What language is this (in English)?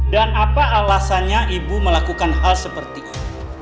Indonesian